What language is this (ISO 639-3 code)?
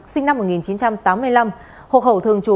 vie